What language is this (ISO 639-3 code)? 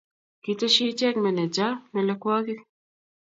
kln